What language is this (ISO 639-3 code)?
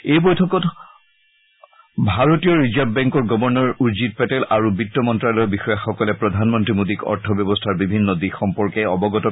asm